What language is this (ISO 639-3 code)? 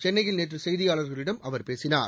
tam